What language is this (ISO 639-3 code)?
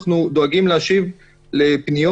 heb